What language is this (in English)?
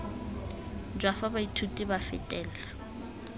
Tswana